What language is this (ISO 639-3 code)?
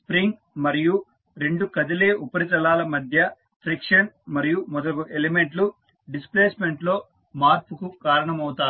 tel